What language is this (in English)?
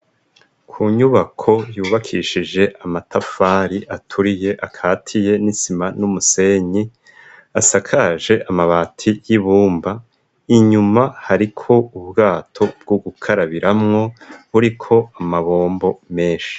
Rundi